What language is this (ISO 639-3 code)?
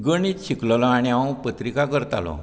kok